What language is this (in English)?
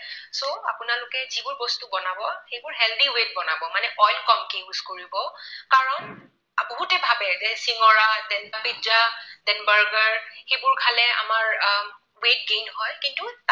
Assamese